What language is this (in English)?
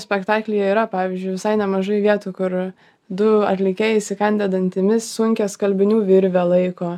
Lithuanian